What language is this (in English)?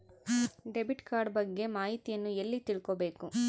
Kannada